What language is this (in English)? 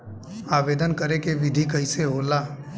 Bhojpuri